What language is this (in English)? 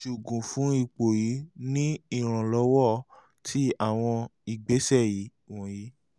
Yoruba